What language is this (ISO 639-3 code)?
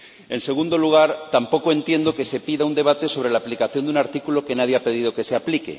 spa